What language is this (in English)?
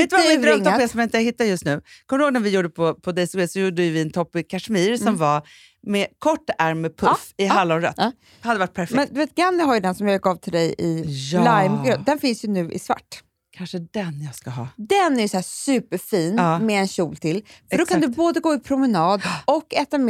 Swedish